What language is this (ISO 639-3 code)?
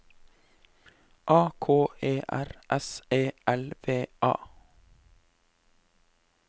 nor